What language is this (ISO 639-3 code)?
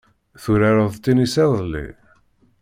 kab